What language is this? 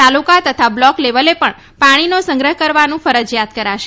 Gujarati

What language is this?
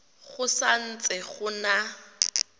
Tswana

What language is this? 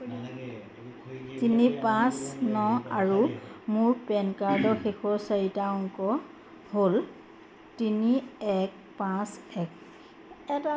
Assamese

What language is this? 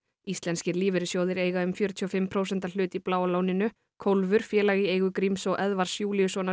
Icelandic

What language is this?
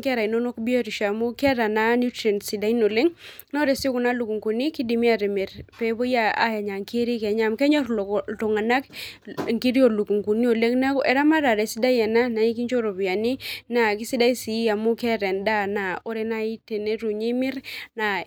Masai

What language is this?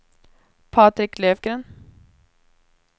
Swedish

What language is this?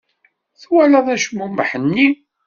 Kabyle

